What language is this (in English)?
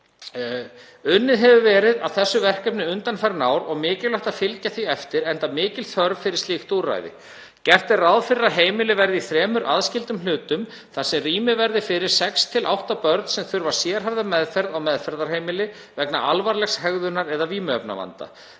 Icelandic